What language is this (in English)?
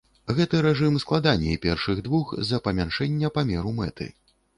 Belarusian